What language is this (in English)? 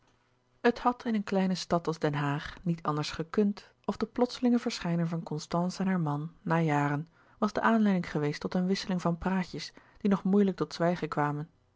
Dutch